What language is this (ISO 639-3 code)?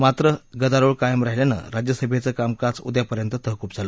mar